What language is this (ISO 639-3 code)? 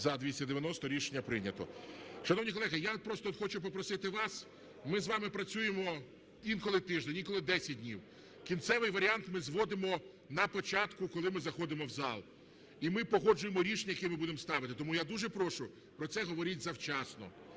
ukr